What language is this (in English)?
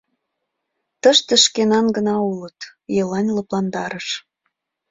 Mari